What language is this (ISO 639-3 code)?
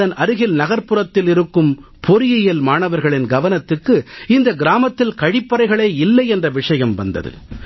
tam